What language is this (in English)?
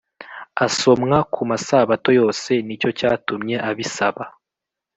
Kinyarwanda